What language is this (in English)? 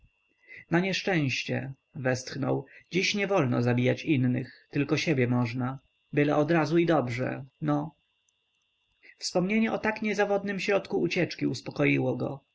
Polish